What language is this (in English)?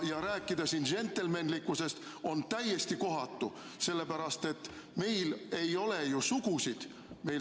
Estonian